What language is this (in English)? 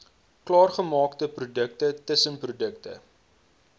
Afrikaans